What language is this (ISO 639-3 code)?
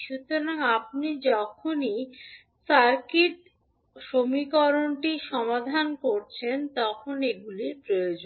ben